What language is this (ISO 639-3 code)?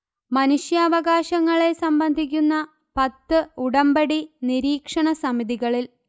mal